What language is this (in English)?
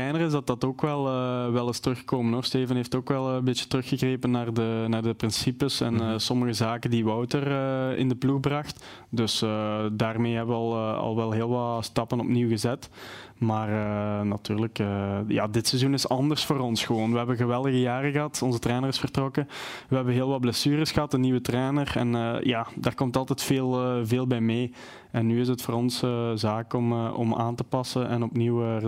Dutch